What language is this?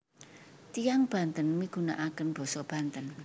Javanese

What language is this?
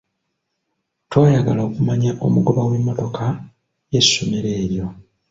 Ganda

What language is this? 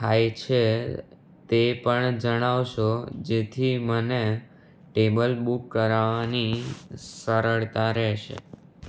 Gujarati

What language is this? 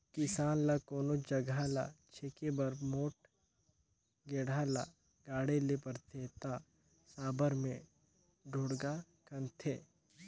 Chhattisgarhi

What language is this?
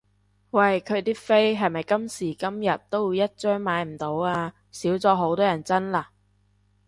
Cantonese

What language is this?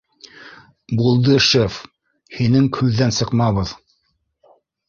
Bashkir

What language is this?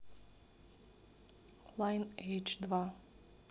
Russian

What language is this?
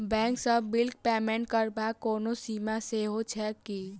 Maithili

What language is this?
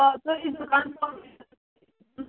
Kashmiri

